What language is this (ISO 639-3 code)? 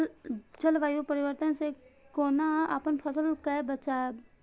mai